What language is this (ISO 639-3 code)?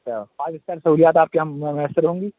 urd